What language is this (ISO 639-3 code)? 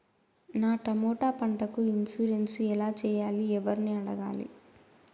tel